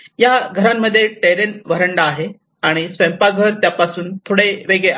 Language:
Marathi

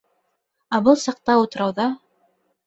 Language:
Bashkir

